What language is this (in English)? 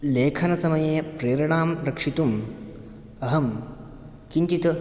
Sanskrit